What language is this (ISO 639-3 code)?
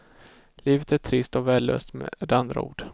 swe